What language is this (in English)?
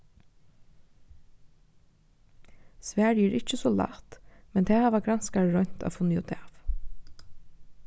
Faroese